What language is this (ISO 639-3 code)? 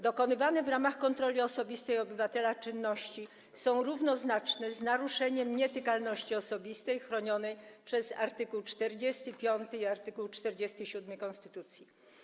pol